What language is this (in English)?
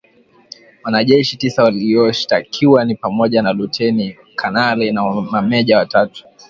Swahili